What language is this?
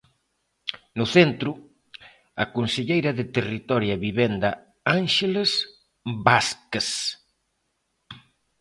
Galician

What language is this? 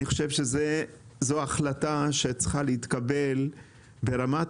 Hebrew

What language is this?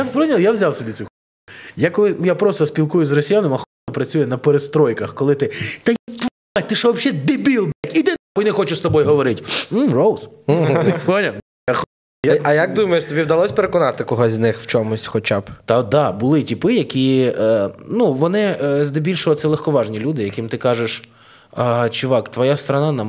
Ukrainian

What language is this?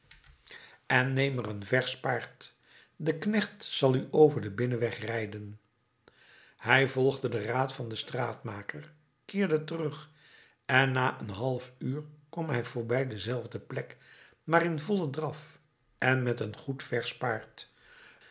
Dutch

